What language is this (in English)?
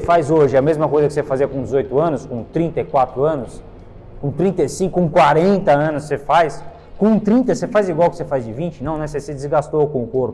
Portuguese